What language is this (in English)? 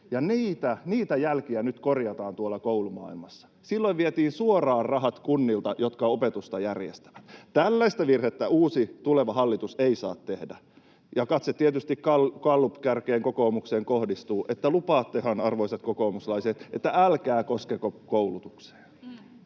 Finnish